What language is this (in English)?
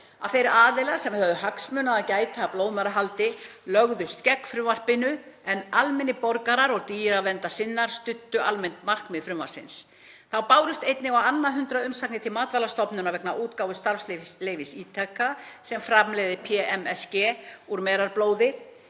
Icelandic